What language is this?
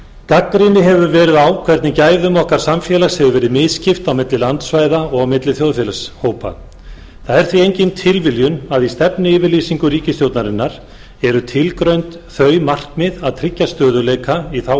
Icelandic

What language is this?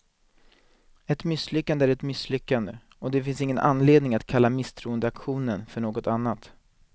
Swedish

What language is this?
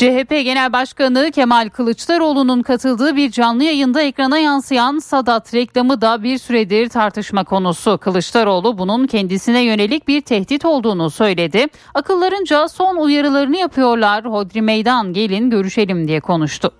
Turkish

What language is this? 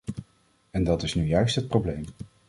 Dutch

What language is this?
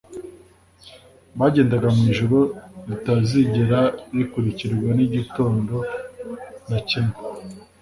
Kinyarwanda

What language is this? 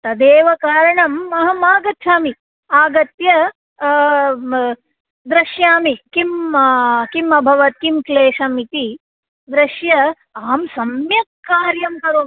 Sanskrit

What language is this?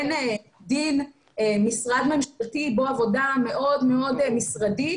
Hebrew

